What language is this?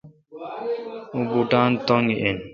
Kalkoti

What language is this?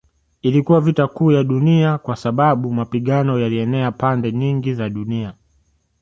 Swahili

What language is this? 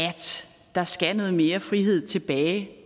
Danish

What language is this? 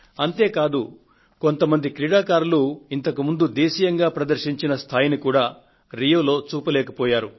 Telugu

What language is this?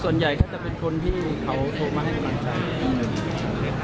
Thai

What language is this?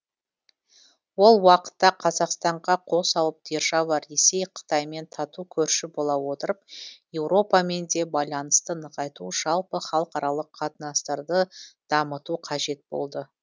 Kazakh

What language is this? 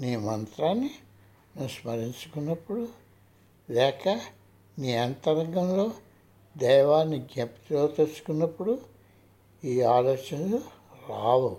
Telugu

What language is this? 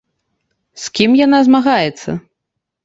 Belarusian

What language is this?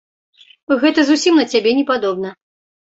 Belarusian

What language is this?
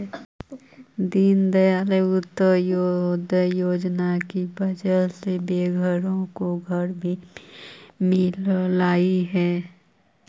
Magahi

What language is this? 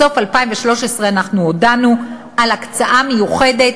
Hebrew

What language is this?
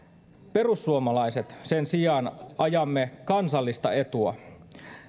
Finnish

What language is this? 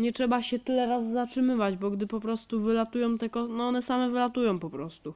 Polish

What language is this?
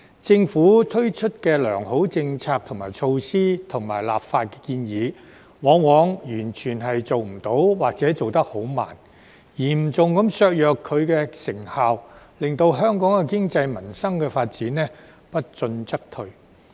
Cantonese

